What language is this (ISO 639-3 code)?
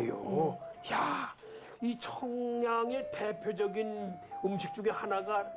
kor